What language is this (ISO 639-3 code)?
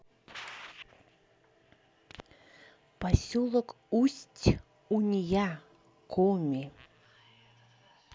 rus